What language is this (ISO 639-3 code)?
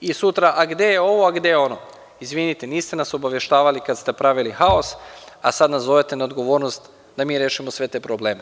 srp